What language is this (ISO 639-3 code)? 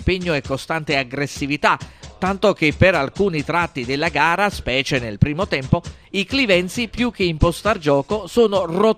ita